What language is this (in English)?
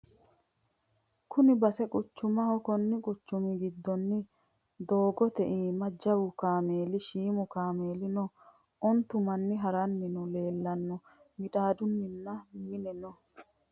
Sidamo